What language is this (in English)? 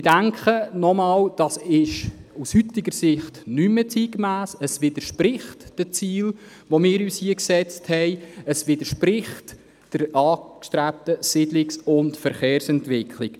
Swiss German